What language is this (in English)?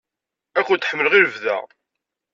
Kabyle